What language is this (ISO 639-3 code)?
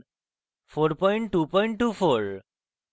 ben